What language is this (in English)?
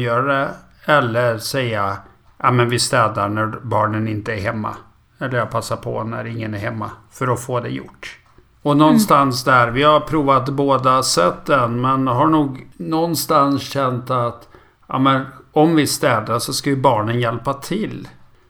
Swedish